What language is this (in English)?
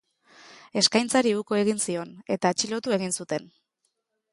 Basque